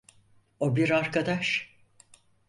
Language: Turkish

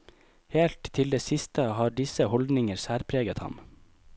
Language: Norwegian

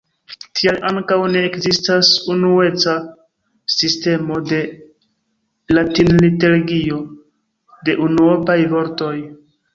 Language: Esperanto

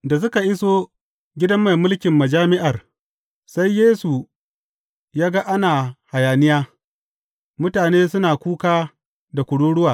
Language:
Hausa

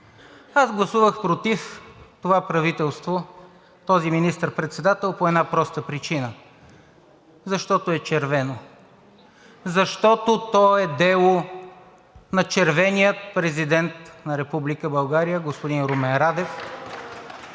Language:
Bulgarian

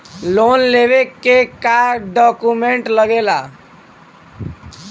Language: Bhojpuri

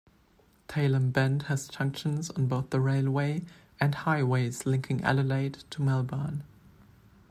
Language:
English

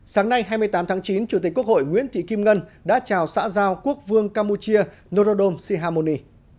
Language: Vietnamese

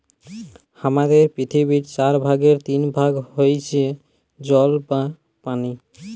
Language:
Bangla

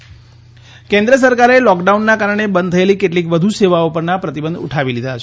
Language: Gujarati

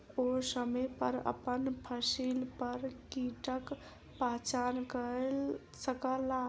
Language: Maithili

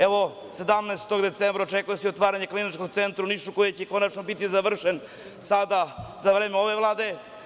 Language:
Serbian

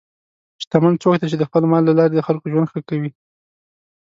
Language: Pashto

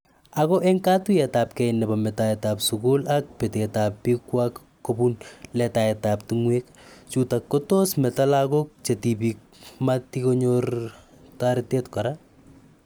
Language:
Kalenjin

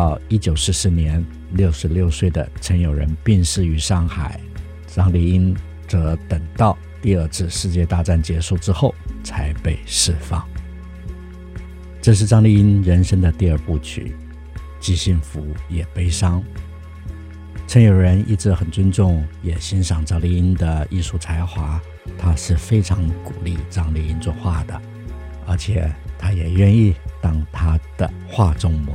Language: Chinese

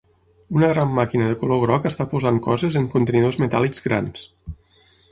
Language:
Catalan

